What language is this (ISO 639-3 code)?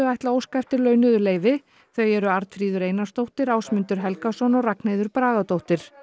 isl